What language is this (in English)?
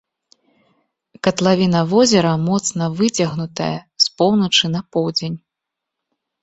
Belarusian